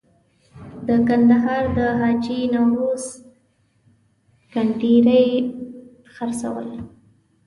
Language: Pashto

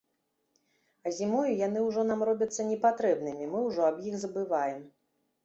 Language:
Belarusian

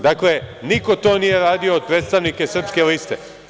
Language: Serbian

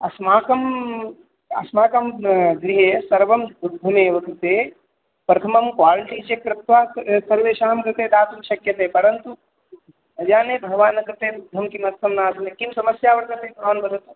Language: Sanskrit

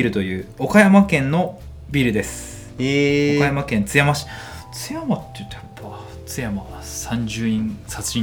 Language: Japanese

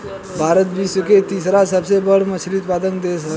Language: Bhojpuri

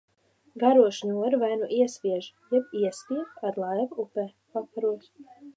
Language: Latvian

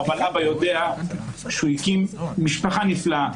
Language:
Hebrew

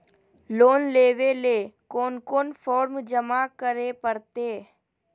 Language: Magahi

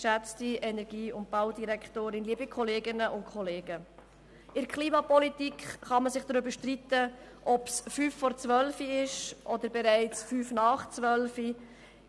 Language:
Swiss German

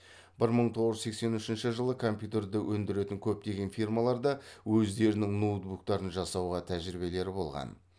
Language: Kazakh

